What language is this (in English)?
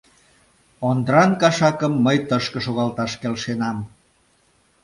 Mari